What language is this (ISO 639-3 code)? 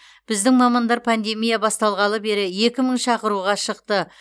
kaz